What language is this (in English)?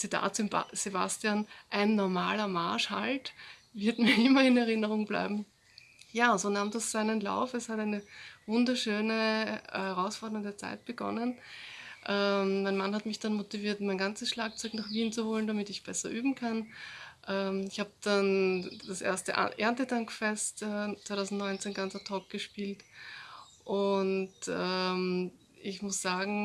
German